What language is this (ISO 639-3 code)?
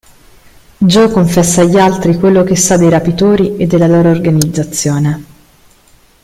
ita